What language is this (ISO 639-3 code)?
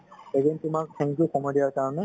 asm